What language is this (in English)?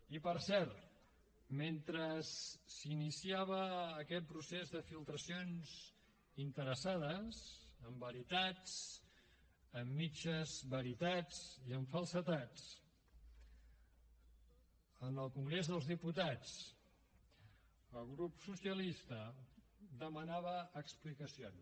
Catalan